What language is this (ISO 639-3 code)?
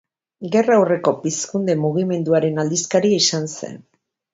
eus